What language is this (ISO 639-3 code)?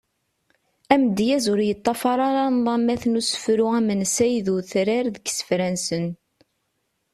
kab